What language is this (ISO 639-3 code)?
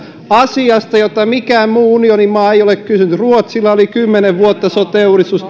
fin